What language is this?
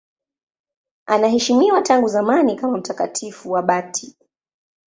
Swahili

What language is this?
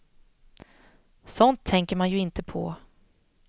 Swedish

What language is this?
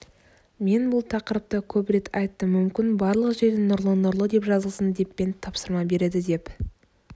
Kazakh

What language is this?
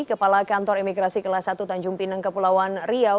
Indonesian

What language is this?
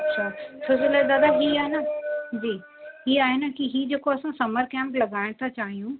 Sindhi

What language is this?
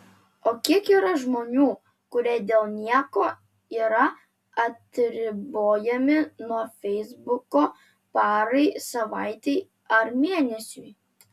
Lithuanian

